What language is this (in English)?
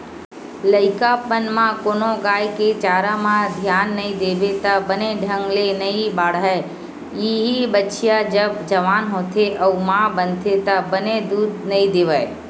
Chhattisgarhi